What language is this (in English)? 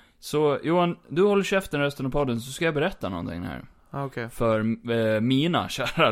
Swedish